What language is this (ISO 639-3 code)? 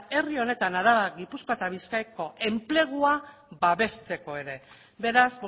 eus